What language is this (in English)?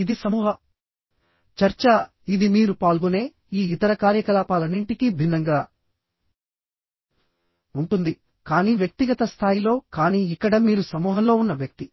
Telugu